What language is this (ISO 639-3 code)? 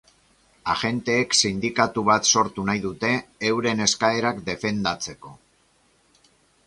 eus